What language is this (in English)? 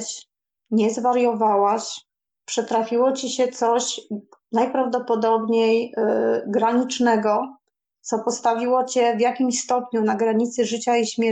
Polish